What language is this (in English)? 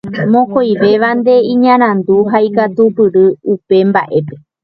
Guarani